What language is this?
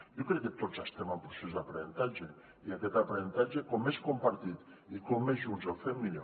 Catalan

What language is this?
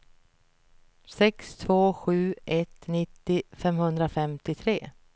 Swedish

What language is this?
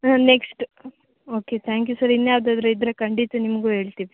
Kannada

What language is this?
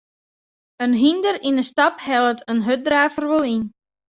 Western Frisian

